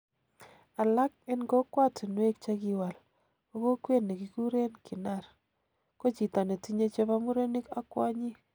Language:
Kalenjin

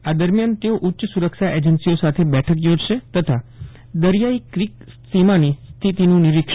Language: Gujarati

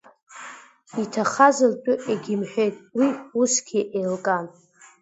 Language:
Abkhazian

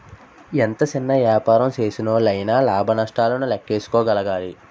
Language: Telugu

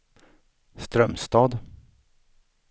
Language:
Swedish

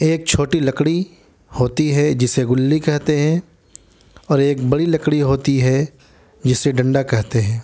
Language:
Urdu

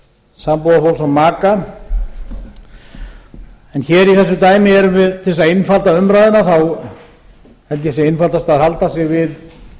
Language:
Icelandic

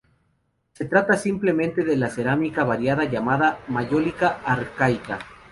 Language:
Spanish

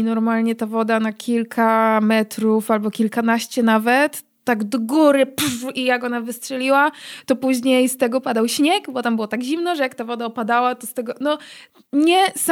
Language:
Polish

